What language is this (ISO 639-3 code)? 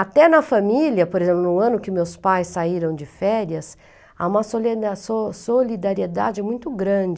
por